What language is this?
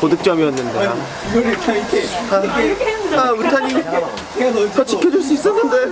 Korean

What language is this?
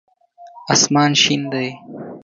Pashto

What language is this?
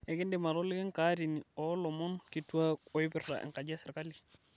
Masai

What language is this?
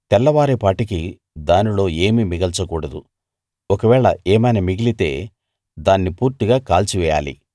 Telugu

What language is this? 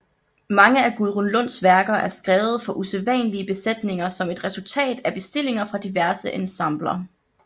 Danish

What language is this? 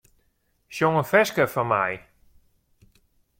Western Frisian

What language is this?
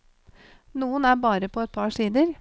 Norwegian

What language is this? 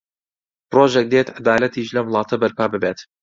Central Kurdish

